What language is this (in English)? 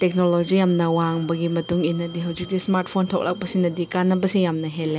Manipuri